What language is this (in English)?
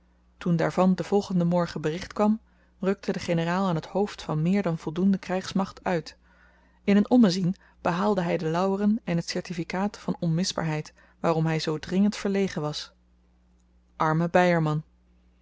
Dutch